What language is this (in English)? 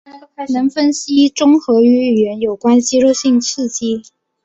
Chinese